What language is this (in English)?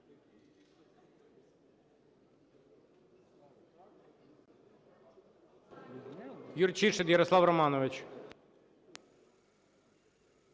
Ukrainian